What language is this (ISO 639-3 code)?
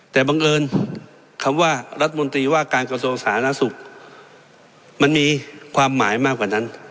tha